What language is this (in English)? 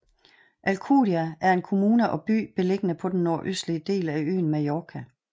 Danish